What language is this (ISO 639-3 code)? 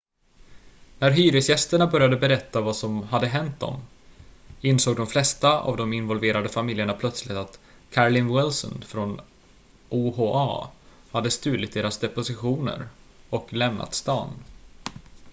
swe